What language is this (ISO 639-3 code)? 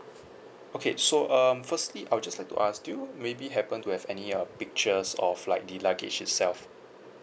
eng